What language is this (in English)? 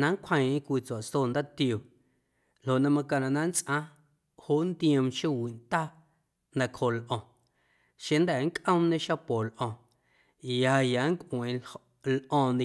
Guerrero Amuzgo